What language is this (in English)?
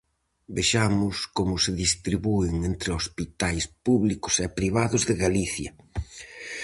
Galician